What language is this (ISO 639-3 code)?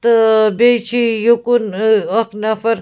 kas